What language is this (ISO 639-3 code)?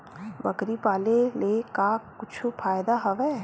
hne